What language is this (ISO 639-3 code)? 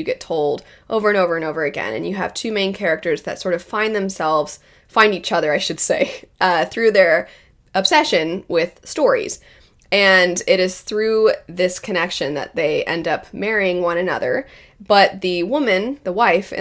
eng